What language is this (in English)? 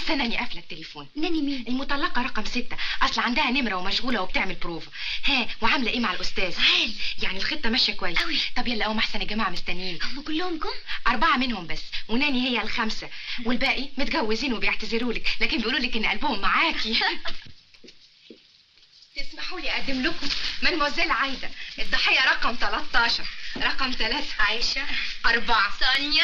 Arabic